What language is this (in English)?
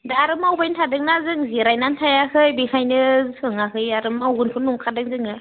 Bodo